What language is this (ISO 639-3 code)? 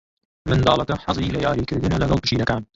ckb